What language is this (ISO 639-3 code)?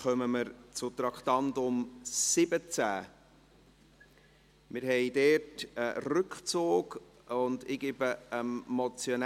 gsw